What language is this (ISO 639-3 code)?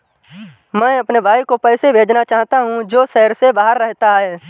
hin